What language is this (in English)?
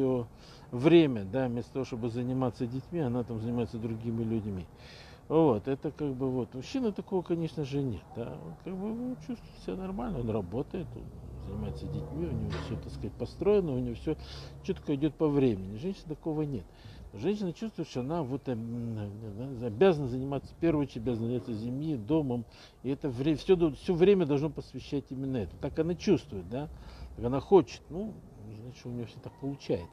Russian